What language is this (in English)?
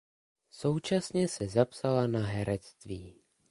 Czech